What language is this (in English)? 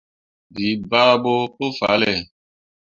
Mundang